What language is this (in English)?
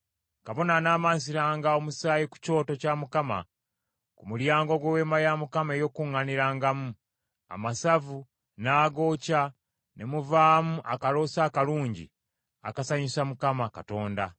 Ganda